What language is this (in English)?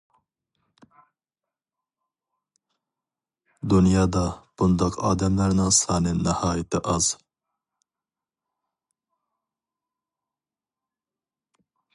Uyghur